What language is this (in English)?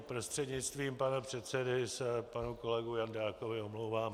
Czech